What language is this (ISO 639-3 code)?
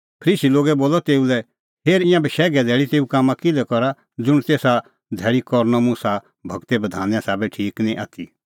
kfx